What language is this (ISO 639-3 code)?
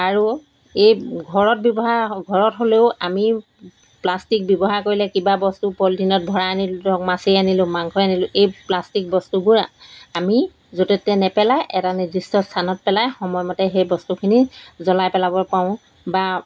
asm